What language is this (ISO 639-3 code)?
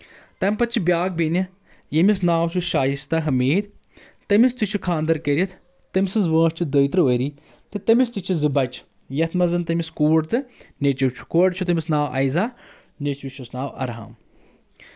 kas